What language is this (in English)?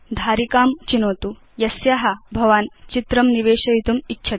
Sanskrit